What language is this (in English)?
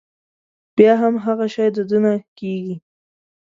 Pashto